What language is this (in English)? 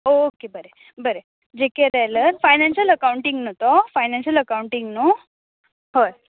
Konkani